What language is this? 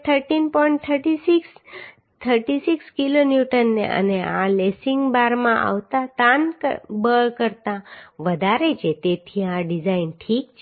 Gujarati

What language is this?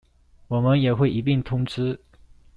Chinese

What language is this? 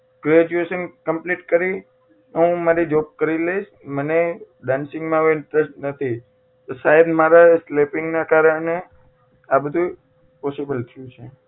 Gujarati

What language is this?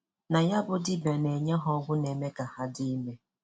Igbo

